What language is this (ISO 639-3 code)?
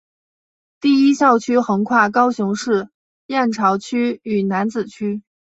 zho